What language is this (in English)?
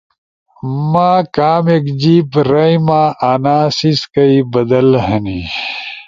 Ushojo